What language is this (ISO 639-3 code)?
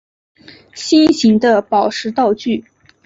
zho